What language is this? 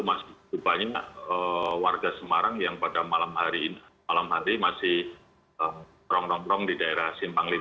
Indonesian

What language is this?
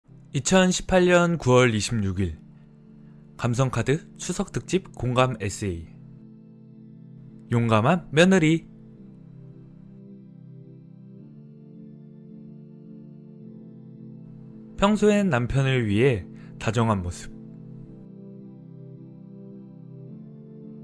Korean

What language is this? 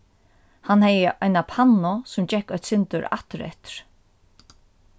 Faroese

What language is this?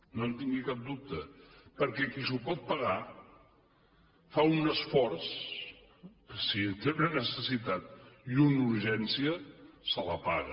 Catalan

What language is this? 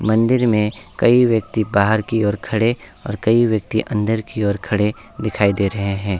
Hindi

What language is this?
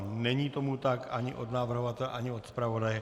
Czech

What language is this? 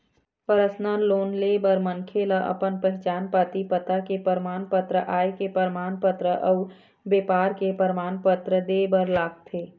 Chhattisgarhi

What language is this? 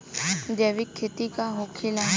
Bhojpuri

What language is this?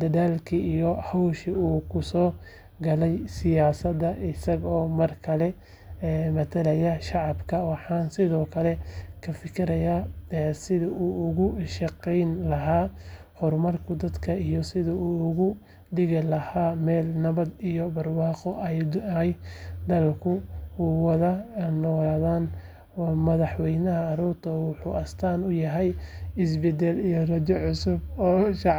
Somali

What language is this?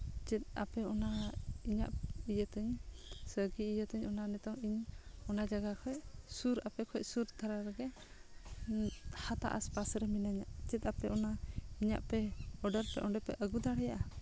Santali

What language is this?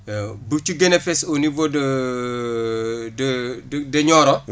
Wolof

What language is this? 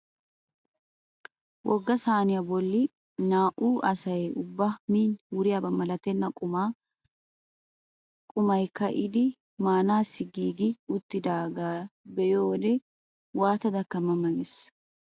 Wolaytta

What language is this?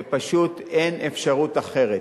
Hebrew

